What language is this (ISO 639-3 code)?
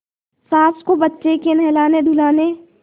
hin